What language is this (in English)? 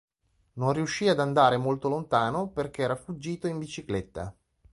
Italian